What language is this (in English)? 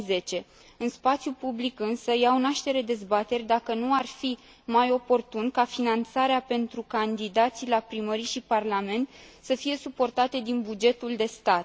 Romanian